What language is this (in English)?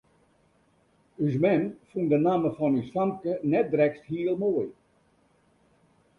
Western Frisian